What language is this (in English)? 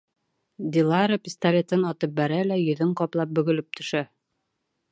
Bashkir